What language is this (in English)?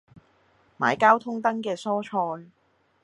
Cantonese